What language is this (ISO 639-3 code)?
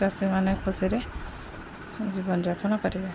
ori